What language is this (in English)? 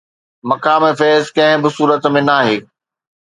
Sindhi